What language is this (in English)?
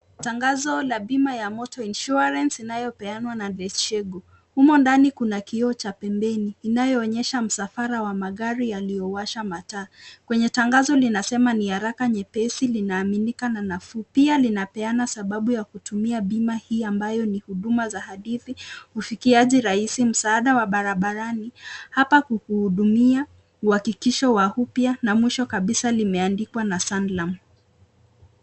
Swahili